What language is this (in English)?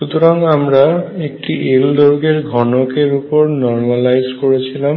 Bangla